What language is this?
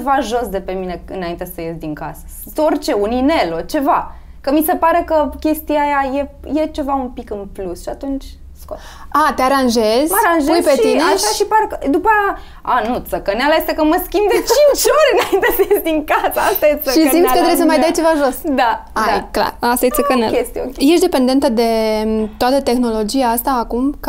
Romanian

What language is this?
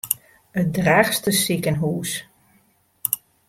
Western Frisian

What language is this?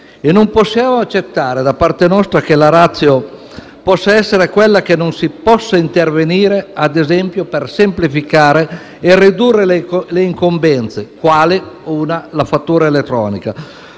Italian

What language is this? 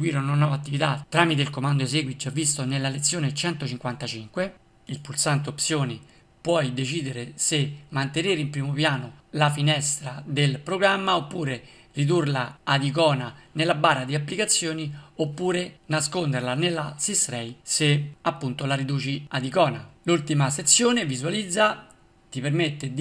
Italian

